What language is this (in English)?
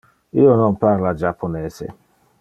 Interlingua